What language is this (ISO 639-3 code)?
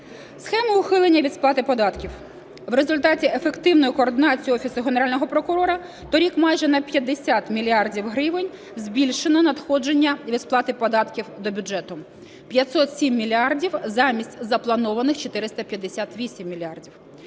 ukr